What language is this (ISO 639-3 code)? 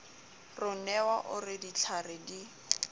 sot